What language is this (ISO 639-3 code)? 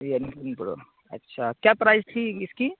urd